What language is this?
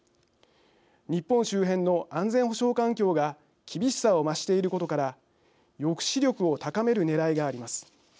Japanese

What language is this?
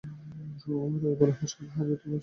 Bangla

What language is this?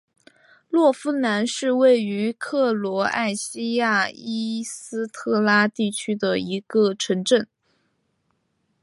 Chinese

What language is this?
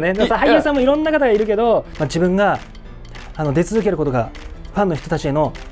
Japanese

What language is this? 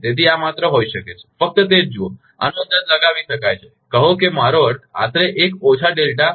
Gujarati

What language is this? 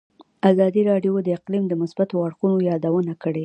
Pashto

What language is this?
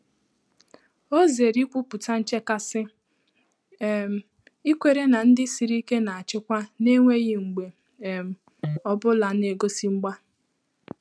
Igbo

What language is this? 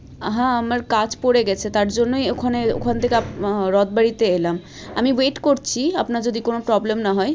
Bangla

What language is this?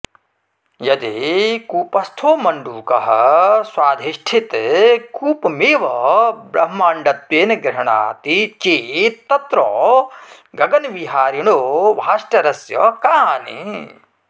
Sanskrit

